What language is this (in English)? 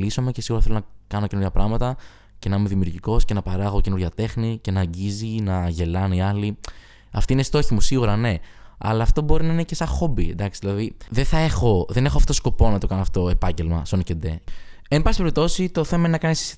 Greek